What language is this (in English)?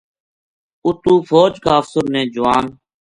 Gujari